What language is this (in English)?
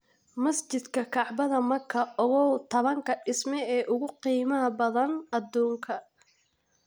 Somali